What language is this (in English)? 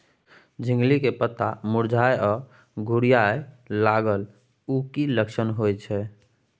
Maithili